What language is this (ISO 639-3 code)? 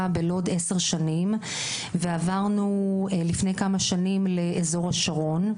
heb